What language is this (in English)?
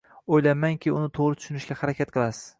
Uzbek